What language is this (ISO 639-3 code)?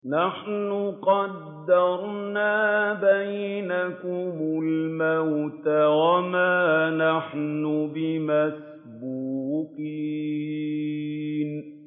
ara